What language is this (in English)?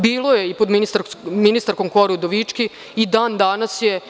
Serbian